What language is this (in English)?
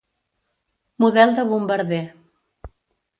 Catalan